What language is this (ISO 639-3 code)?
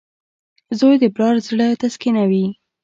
pus